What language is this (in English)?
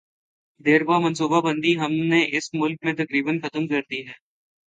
Urdu